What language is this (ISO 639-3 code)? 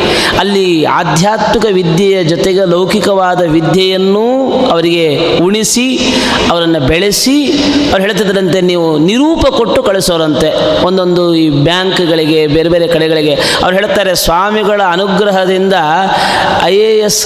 kan